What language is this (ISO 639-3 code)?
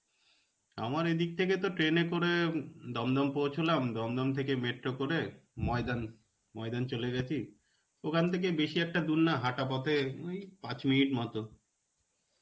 ben